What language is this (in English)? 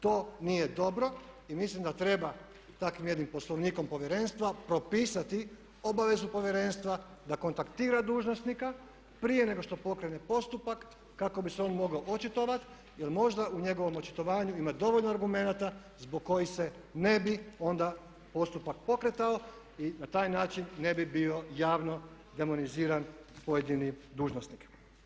Croatian